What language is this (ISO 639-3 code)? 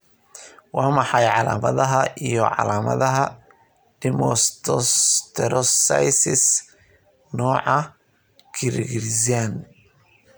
som